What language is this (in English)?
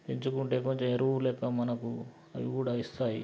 Telugu